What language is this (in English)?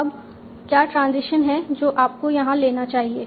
Hindi